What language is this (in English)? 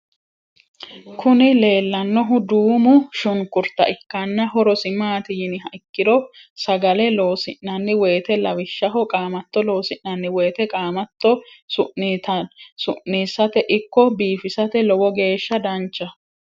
Sidamo